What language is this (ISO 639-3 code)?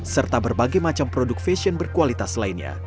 ind